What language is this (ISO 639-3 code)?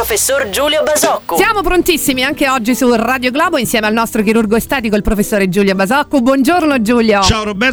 ita